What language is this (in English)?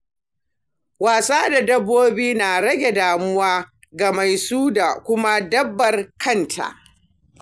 Hausa